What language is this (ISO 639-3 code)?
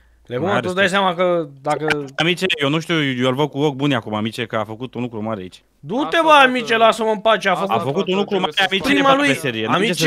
ron